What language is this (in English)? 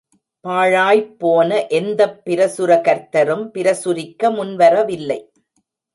Tamil